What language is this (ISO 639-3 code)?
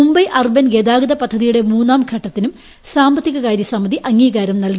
mal